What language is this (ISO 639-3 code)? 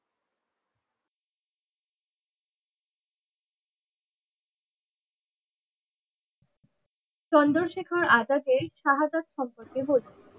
ben